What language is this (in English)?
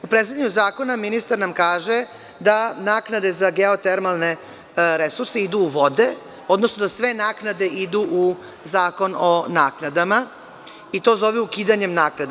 Serbian